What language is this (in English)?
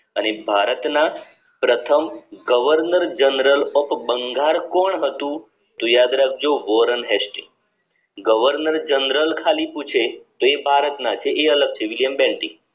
Gujarati